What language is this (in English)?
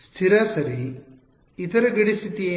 Kannada